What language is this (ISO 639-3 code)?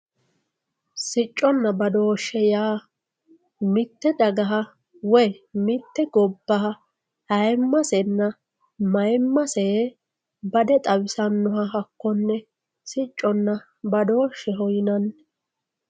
sid